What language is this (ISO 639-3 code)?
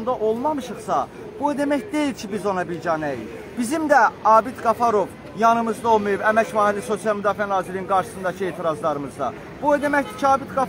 tur